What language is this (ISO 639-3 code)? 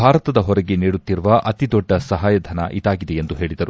kan